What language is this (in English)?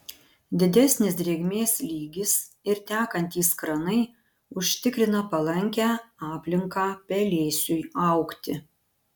Lithuanian